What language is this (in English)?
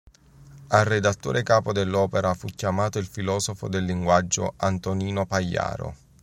Italian